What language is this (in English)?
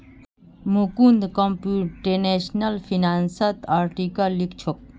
Magahi